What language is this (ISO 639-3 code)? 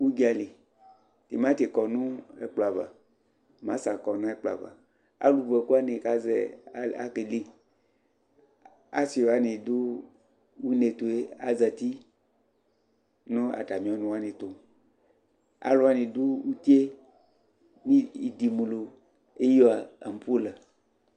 kpo